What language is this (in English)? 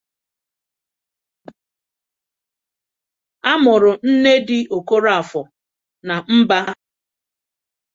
Igbo